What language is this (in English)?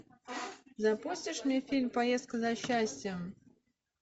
Russian